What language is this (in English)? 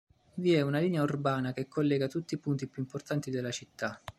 Italian